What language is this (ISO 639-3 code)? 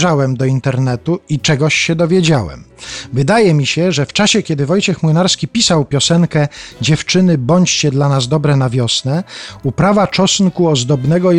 pol